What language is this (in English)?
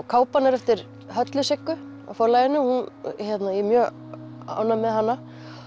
Icelandic